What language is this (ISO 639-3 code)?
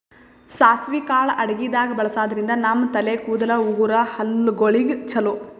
kan